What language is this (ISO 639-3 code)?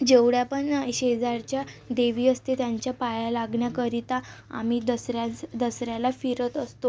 mar